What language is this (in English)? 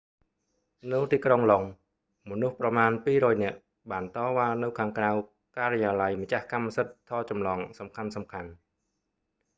Khmer